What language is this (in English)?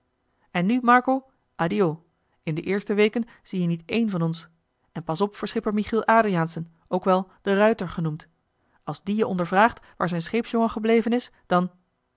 Dutch